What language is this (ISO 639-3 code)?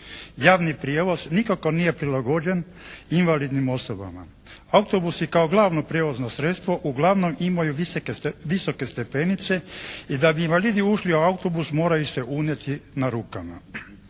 hrv